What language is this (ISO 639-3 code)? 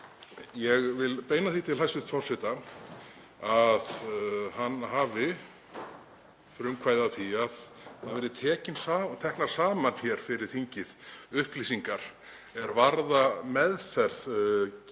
isl